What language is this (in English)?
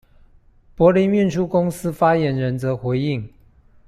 Chinese